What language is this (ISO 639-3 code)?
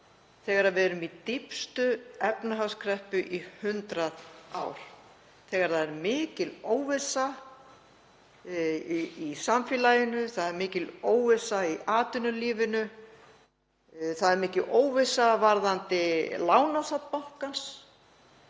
isl